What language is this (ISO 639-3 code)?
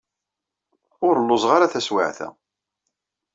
kab